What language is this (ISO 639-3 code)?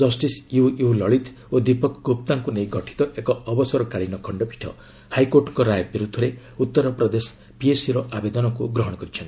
ori